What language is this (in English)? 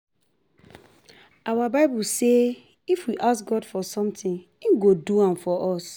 Nigerian Pidgin